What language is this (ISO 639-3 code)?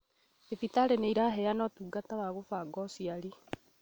kik